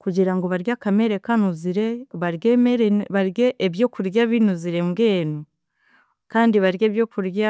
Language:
Chiga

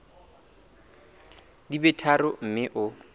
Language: Southern Sotho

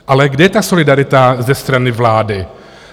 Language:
Czech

